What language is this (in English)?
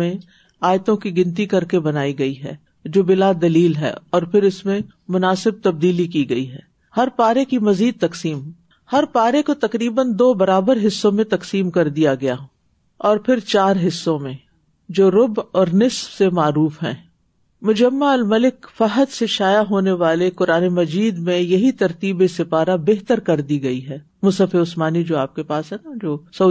Urdu